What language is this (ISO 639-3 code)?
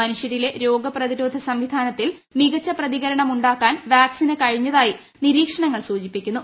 mal